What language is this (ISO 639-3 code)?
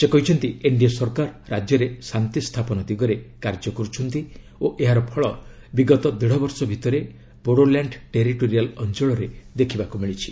ori